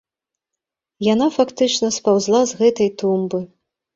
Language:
Belarusian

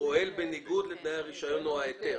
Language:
Hebrew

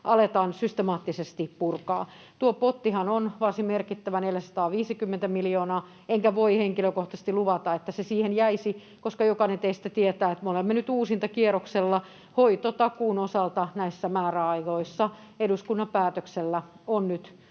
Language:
Finnish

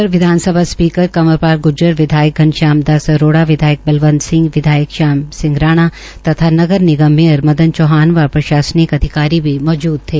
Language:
Hindi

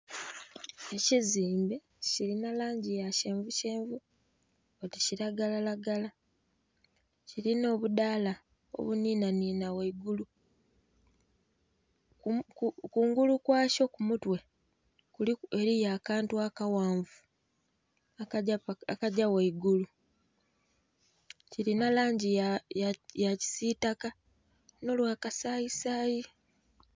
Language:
Soga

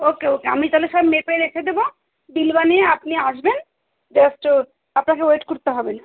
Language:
Bangla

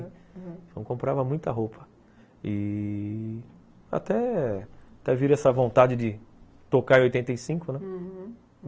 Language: Portuguese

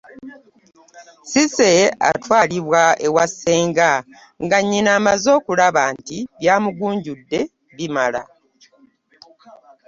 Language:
Ganda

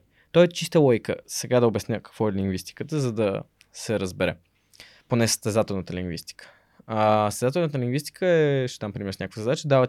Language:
Bulgarian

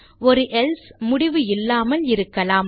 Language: Tamil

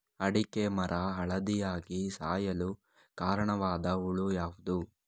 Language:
Kannada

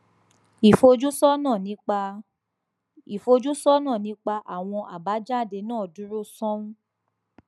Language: Yoruba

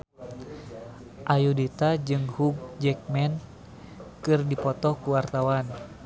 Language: Sundanese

